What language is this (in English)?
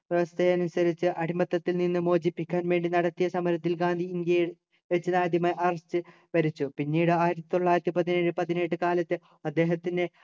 Malayalam